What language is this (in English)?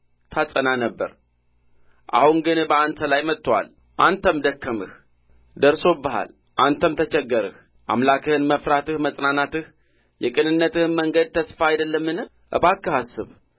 Amharic